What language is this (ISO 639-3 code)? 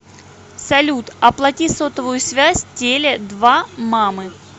rus